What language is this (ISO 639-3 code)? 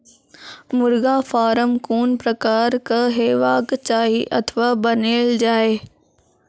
mai